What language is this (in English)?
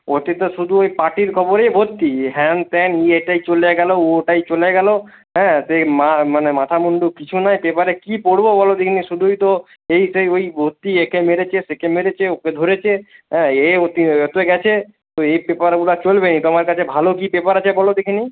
Bangla